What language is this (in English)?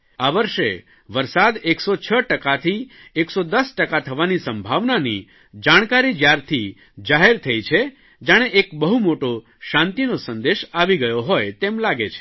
Gujarati